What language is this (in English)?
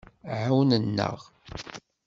Kabyle